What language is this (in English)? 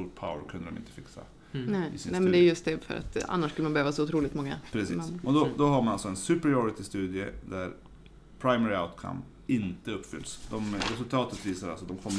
Swedish